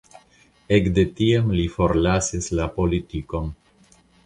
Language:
Esperanto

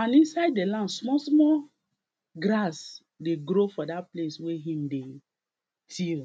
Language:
Nigerian Pidgin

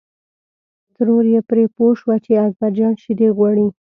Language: Pashto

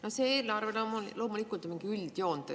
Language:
Estonian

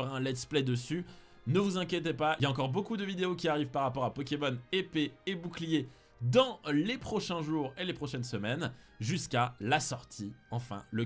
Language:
French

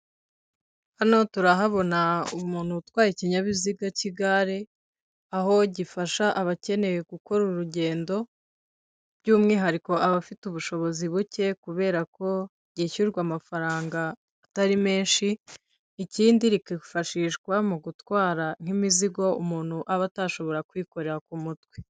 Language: Kinyarwanda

